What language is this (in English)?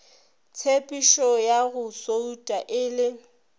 Northern Sotho